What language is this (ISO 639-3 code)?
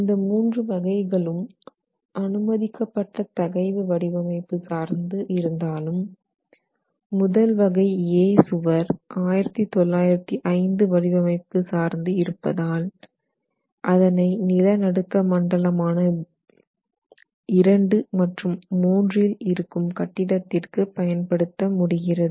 tam